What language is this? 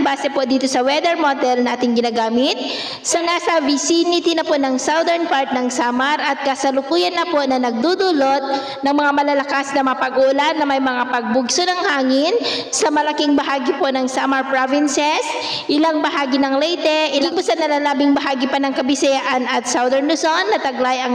Filipino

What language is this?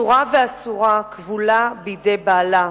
Hebrew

